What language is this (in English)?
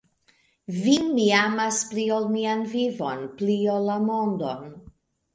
Esperanto